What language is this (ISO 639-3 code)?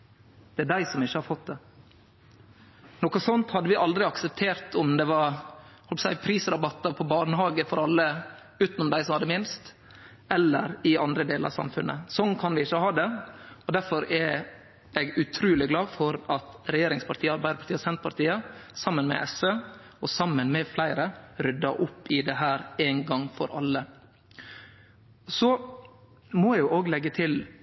nno